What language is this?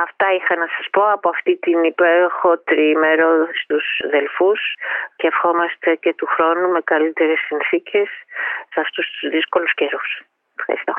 Greek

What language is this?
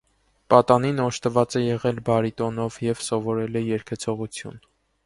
Armenian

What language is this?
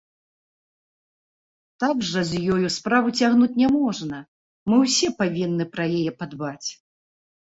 Belarusian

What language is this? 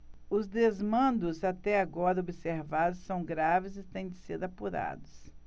Portuguese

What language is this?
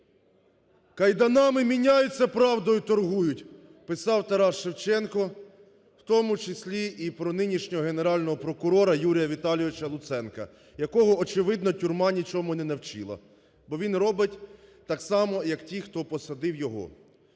Ukrainian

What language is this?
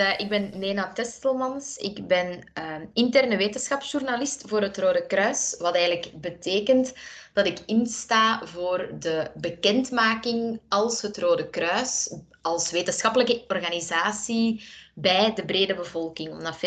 Dutch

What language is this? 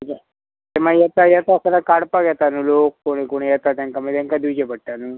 Konkani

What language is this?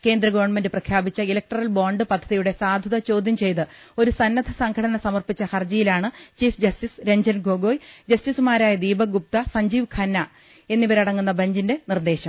Malayalam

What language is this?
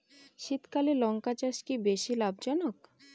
Bangla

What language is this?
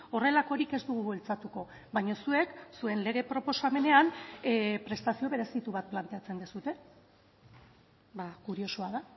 Basque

